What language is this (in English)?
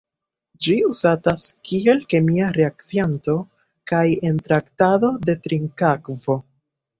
Esperanto